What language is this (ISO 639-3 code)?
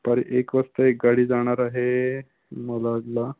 mar